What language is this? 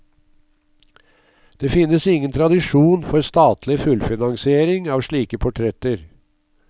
Norwegian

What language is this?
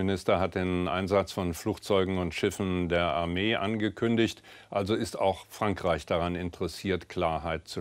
German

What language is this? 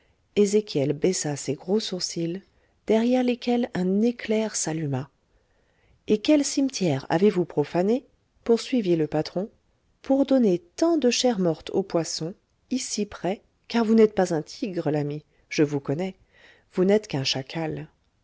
French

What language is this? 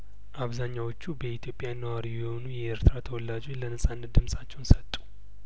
Amharic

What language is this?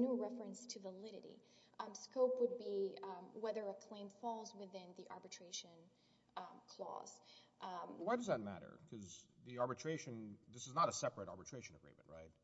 English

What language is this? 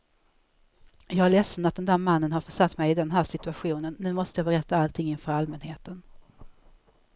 Swedish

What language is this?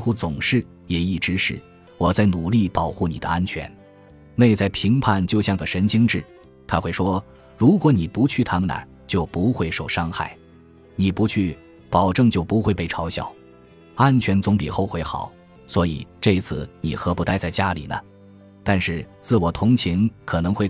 Chinese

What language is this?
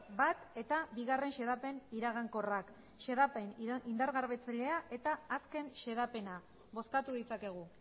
Basque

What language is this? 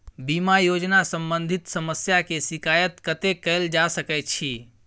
Maithili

